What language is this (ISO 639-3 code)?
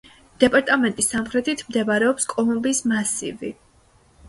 kat